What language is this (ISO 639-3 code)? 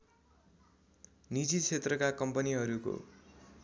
nep